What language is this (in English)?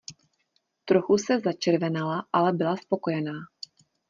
Czech